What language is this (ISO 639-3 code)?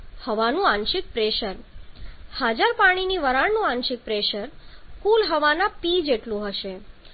guj